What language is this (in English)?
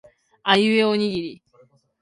Japanese